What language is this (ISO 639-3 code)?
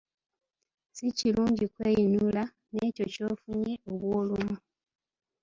lug